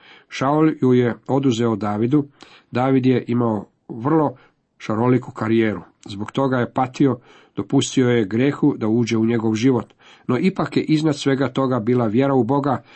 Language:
Croatian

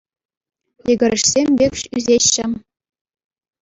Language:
Chuvash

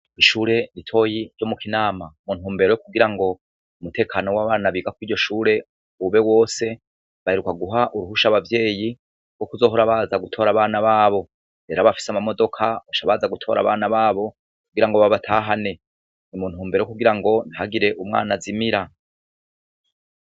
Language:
Rundi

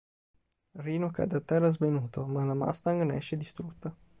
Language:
Italian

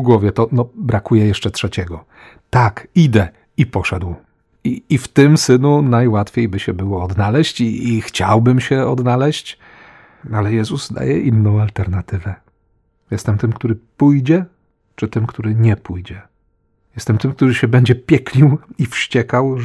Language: Polish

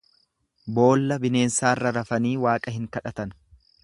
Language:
Oromo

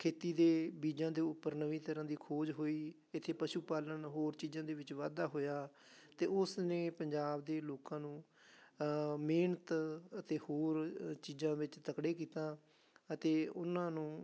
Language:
Punjabi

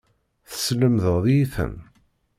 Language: Kabyle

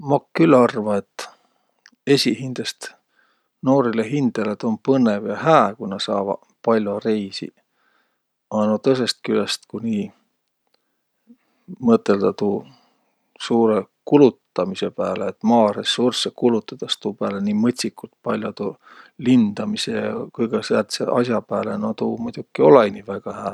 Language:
Võro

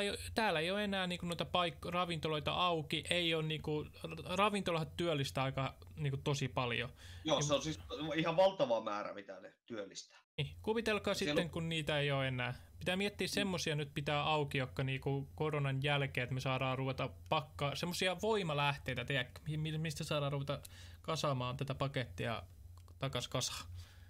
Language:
Finnish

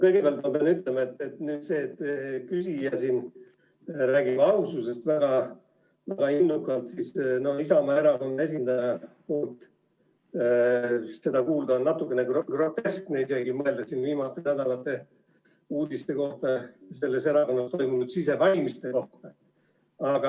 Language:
Estonian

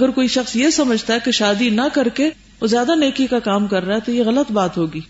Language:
Urdu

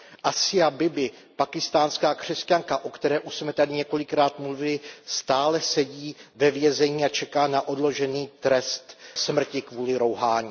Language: Czech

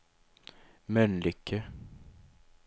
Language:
Swedish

